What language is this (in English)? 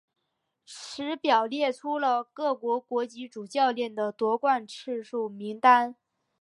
Chinese